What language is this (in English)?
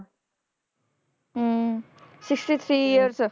Punjabi